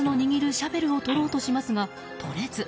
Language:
Japanese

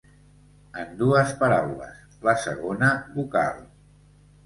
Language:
Catalan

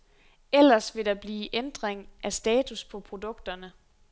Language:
Danish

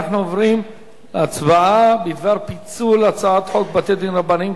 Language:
Hebrew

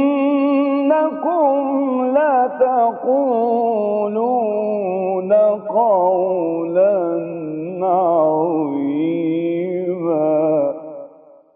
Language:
Arabic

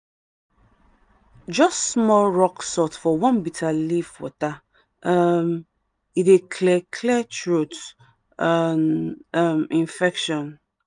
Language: Nigerian Pidgin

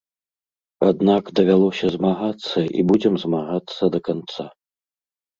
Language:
Belarusian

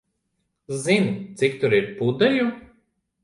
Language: Latvian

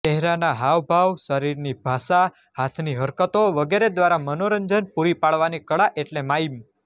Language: Gujarati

